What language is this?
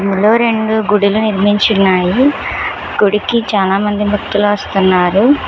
Telugu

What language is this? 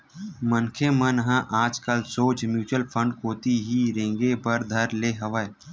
Chhattisgarhi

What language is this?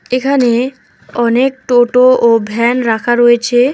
Bangla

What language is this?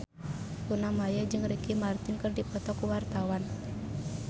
Sundanese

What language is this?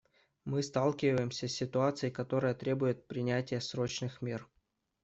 Russian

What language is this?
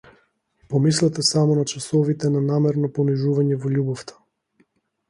Macedonian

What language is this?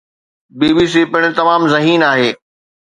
Sindhi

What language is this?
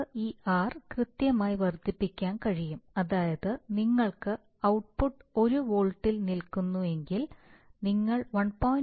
Malayalam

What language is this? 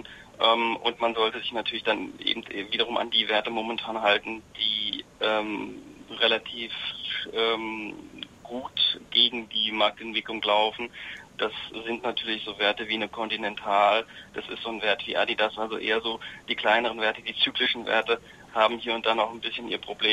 German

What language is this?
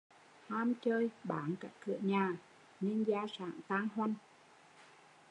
Vietnamese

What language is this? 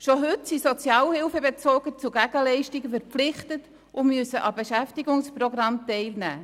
Swiss German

